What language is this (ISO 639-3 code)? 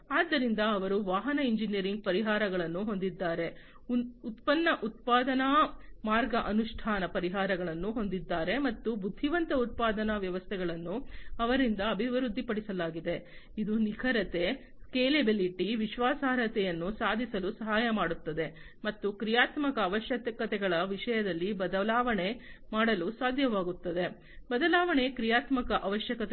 kan